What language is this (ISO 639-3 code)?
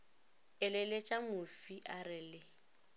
nso